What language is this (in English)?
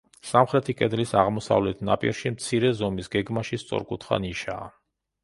Georgian